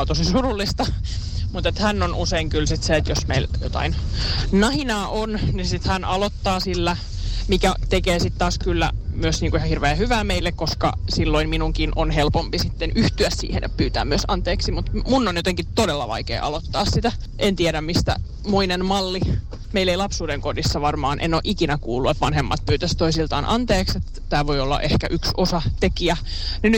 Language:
Finnish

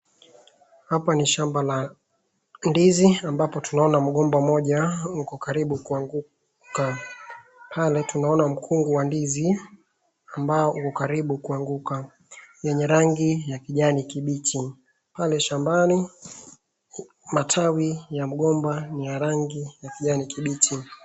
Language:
Swahili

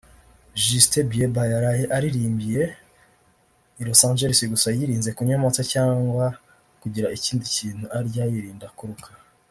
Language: Kinyarwanda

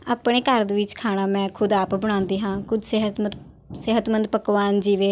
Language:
Punjabi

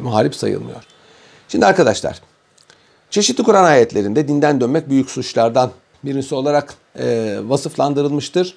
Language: Turkish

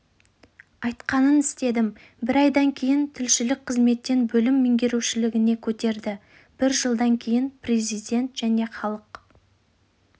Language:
Kazakh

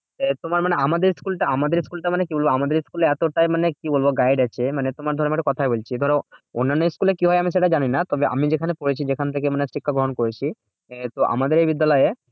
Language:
Bangla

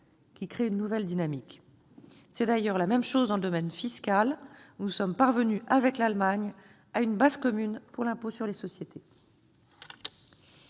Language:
French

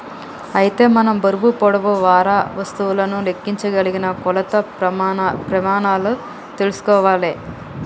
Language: Telugu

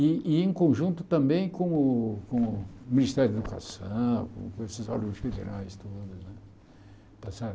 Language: Portuguese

